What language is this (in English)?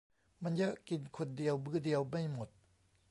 Thai